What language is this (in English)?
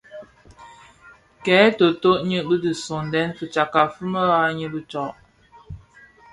Bafia